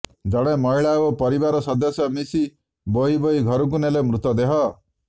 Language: Odia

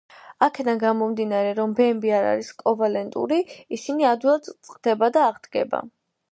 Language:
Georgian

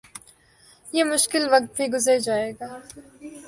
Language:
Urdu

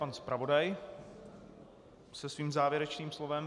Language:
Czech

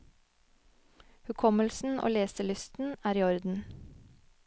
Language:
Norwegian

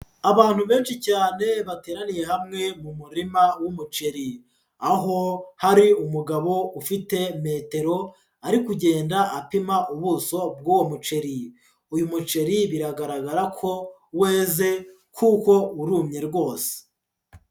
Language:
Kinyarwanda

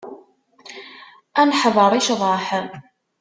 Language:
Kabyle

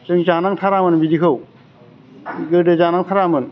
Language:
Bodo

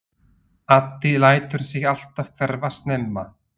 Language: Icelandic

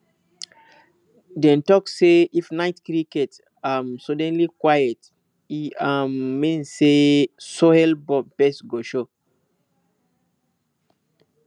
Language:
Nigerian Pidgin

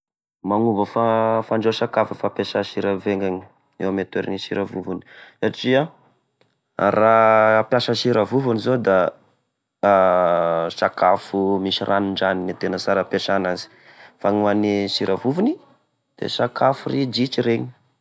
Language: Tesaka Malagasy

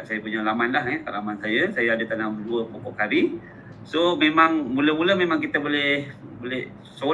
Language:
Malay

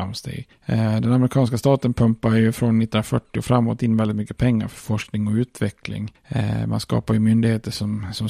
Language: Swedish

